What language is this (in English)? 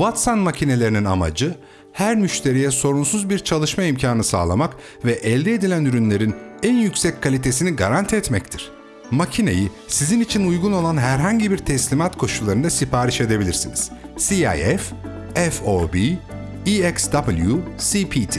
Turkish